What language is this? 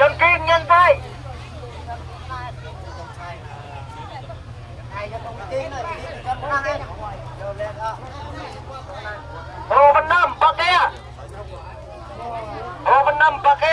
Vietnamese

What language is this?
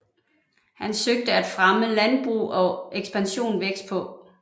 Danish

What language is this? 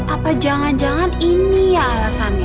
Indonesian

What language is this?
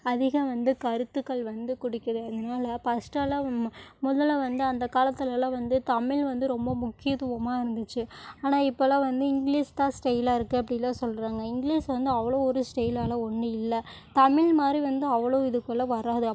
Tamil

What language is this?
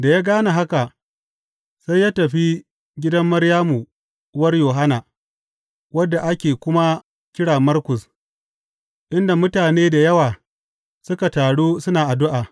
Hausa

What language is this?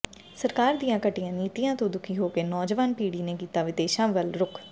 Punjabi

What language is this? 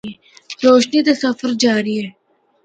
Northern Hindko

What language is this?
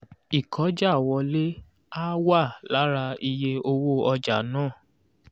Yoruba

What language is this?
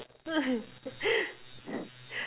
English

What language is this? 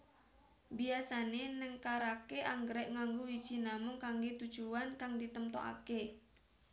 Javanese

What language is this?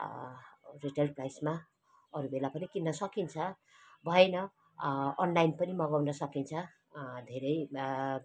Nepali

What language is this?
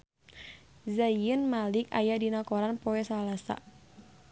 Sundanese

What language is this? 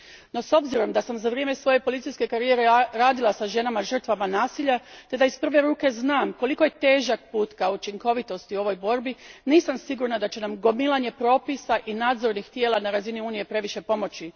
Croatian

